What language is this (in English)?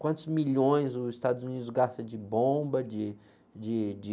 Portuguese